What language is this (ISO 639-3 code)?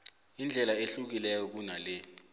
nbl